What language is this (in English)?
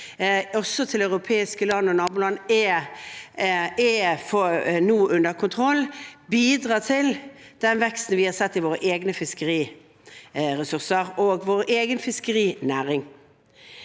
Norwegian